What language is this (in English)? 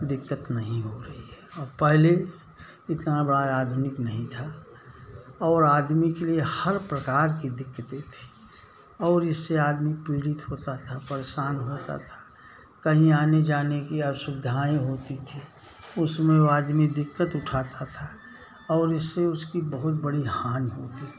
Hindi